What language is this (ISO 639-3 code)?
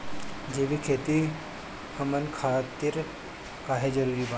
bho